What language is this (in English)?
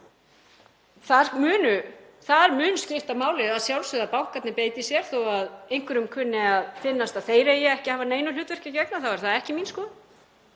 Icelandic